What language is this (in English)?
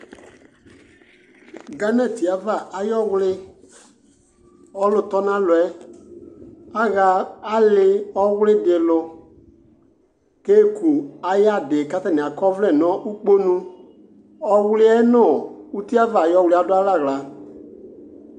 Ikposo